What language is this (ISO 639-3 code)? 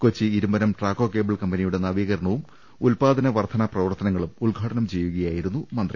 mal